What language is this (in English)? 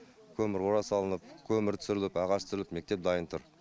Kazakh